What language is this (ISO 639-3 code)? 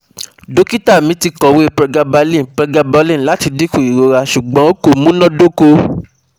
yor